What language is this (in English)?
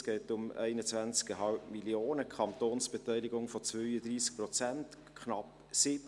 Swiss German